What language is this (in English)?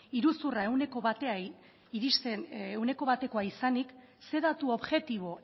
Basque